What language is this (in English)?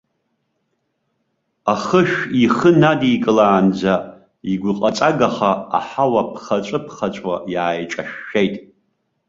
Abkhazian